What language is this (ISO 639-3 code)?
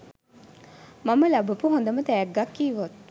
sin